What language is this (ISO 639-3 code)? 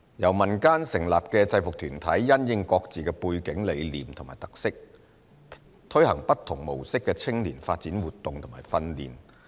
yue